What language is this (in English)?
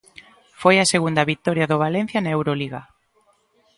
Galician